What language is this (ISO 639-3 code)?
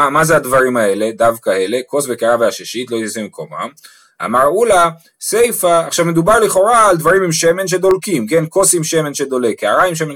heb